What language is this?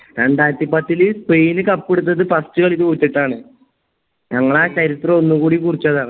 Malayalam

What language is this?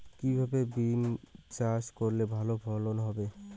Bangla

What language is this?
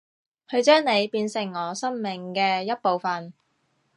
Cantonese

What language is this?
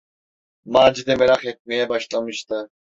Turkish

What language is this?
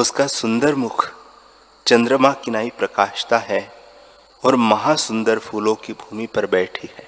Hindi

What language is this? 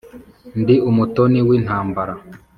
Kinyarwanda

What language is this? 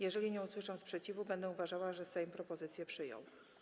Polish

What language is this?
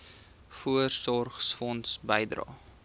Afrikaans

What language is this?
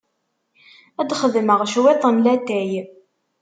Kabyle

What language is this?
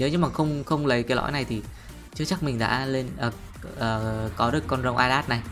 Vietnamese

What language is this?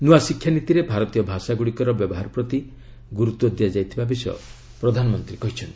Odia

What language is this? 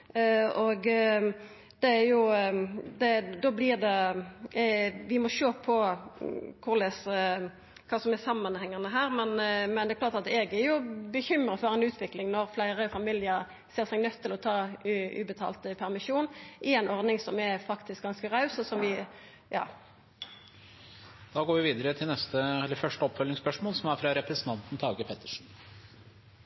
Norwegian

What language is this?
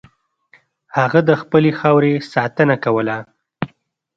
Pashto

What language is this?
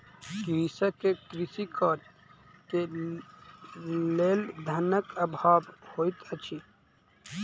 Maithili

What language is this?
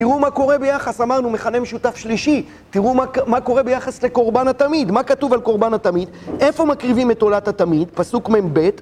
Hebrew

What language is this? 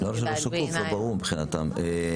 Hebrew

